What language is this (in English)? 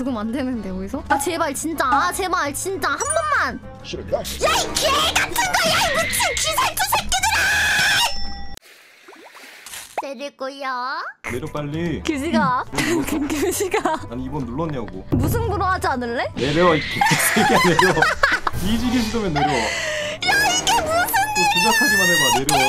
Korean